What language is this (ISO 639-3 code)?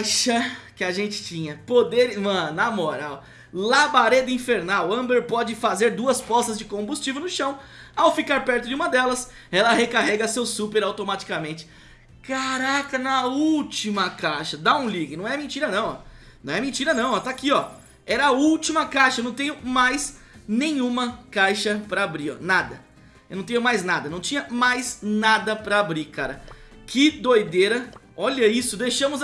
por